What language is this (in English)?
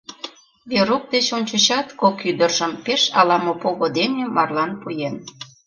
Mari